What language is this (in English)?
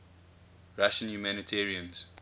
English